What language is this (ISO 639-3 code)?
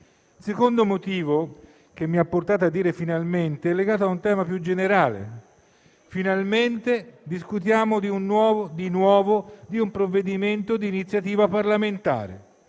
ita